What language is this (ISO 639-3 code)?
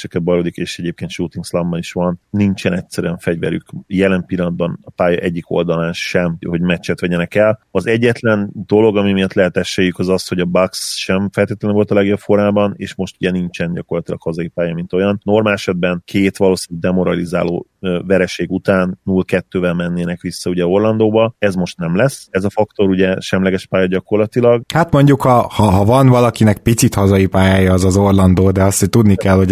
hun